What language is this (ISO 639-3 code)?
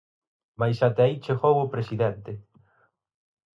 glg